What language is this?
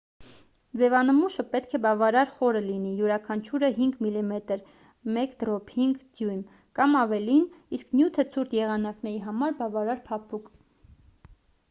Armenian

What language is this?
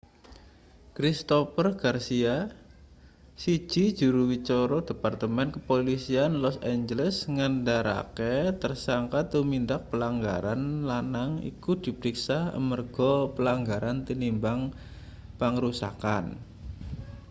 Javanese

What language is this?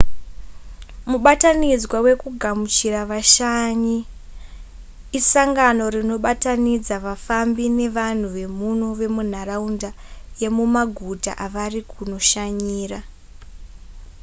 Shona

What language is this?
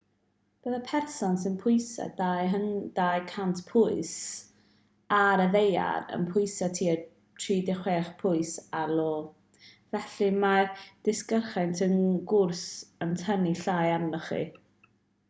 Welsh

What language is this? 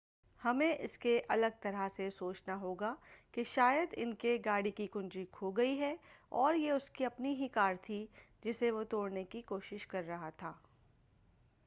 Urdu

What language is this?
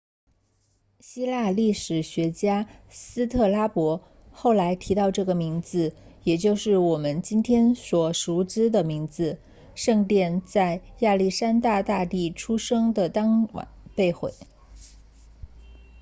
Chinese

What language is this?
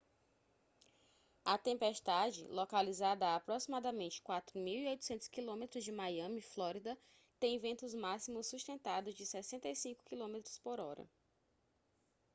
Portuguese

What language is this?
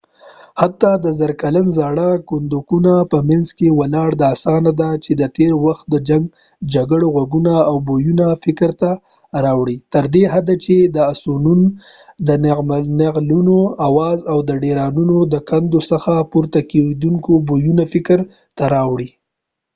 Pashto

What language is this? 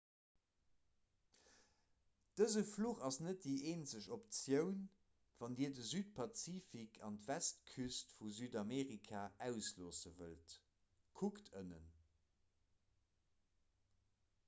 Luxembourgish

